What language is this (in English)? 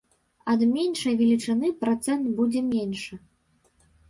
Belarusian